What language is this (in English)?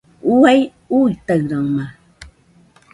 Nüpode Huitoto